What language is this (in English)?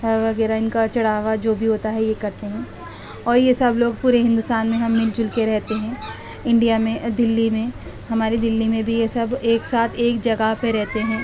Urdu